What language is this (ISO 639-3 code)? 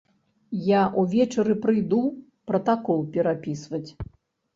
bel